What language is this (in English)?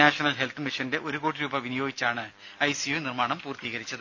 Malayalam